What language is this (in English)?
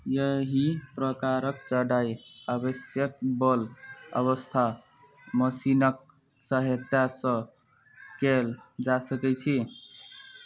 Maithili